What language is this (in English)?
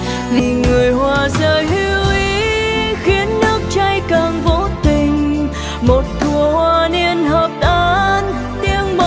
Vietnamese